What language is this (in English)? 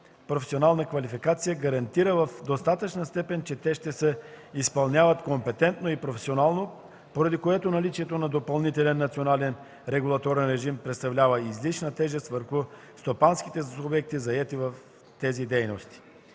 Bulgarian